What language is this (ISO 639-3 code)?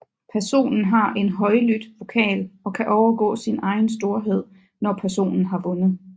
dan